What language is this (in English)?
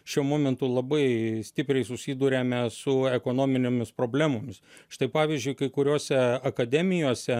Lithuanian